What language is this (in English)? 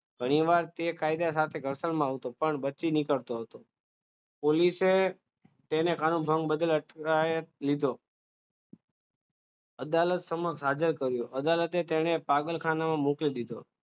Gujarati